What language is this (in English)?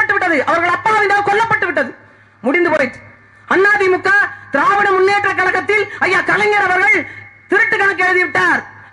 Tamil